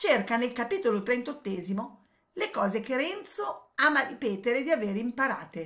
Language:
Italian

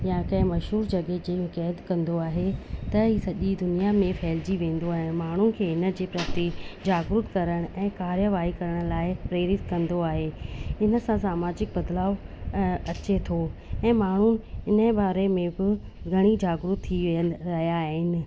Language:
Sindhi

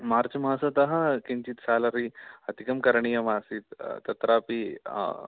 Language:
Sanskrit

